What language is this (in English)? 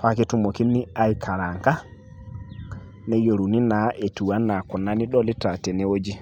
Masai